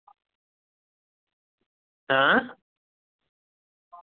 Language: Santali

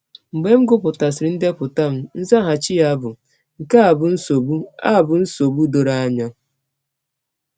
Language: Igbo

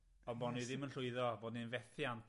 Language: Welsh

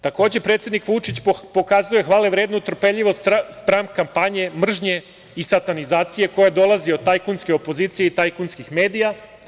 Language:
Serbian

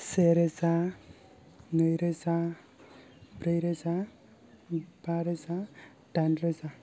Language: Bodo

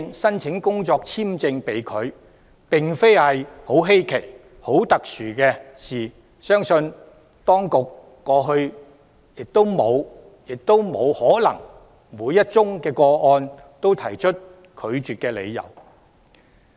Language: Cantonese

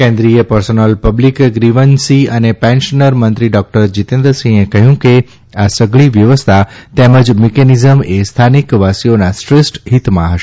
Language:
Gujarati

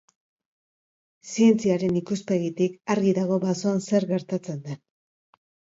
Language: Basque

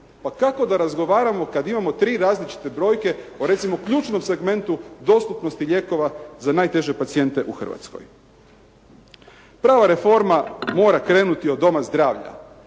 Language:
Croatian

